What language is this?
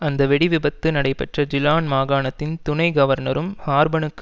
Tamil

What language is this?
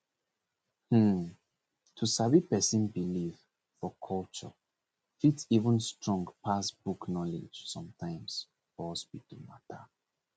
Nigerian Pidgin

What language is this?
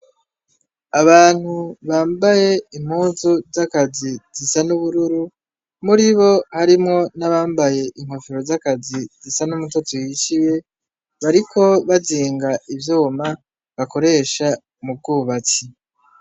Rundi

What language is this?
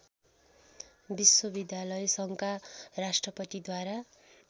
Nepali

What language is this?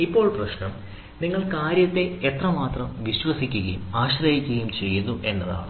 Malayalam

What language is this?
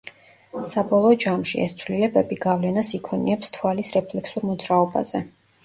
Georgian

